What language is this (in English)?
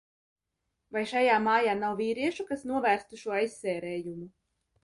Latvian